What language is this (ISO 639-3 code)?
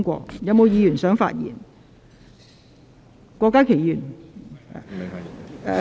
yue